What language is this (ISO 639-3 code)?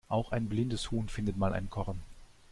deu